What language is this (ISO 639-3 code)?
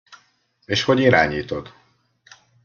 hun